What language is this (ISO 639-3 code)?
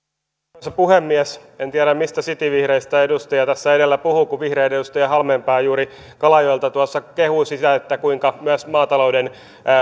fin